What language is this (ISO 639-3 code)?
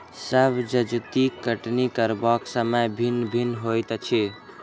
mai